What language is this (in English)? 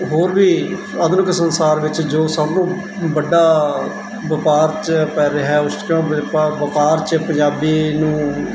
Punjabi